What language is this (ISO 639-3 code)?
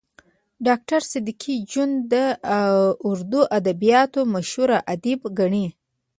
pus